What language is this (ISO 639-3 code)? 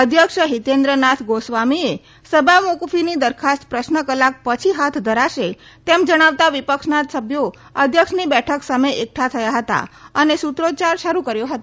guj